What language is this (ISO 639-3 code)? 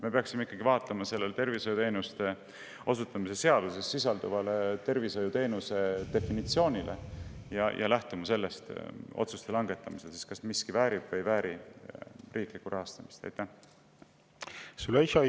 est